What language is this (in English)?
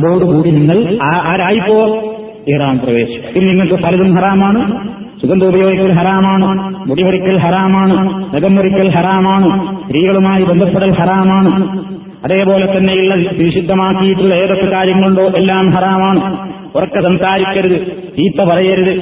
Malayalam